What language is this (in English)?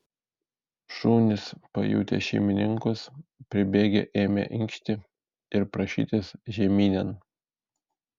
Lithuanian